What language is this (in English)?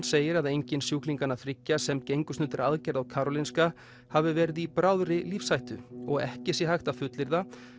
Icelandic